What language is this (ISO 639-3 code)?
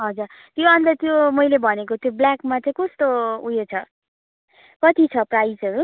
nep